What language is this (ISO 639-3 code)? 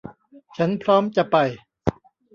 tha